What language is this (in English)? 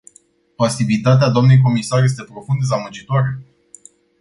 Romanian